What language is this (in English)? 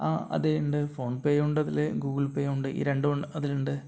Malayalam